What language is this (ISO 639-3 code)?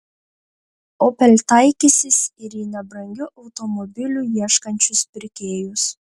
lit